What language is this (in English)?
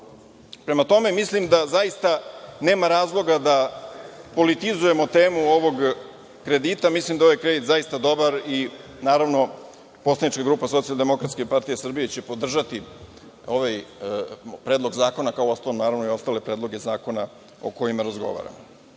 Serbian